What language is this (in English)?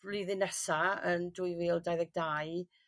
Welsh